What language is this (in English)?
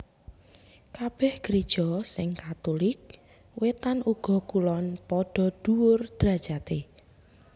Javanese